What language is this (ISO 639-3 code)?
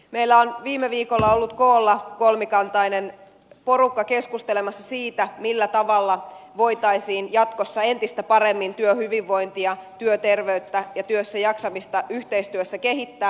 fin